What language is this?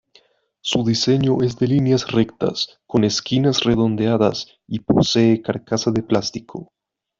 Spanish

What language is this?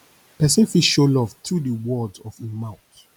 Nigerian Pidgin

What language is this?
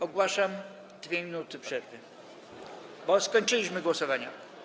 Polish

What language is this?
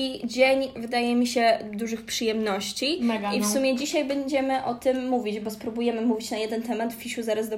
Polish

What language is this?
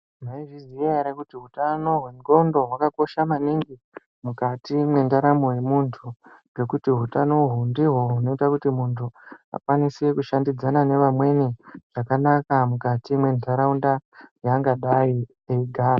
Ndau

